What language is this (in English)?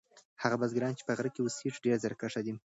Pashto